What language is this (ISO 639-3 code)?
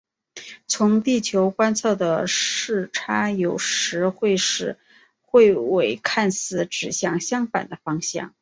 zho